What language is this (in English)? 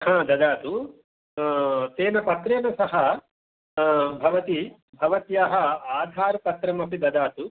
Sanskrit